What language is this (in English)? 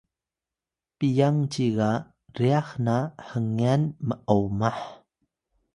Atayal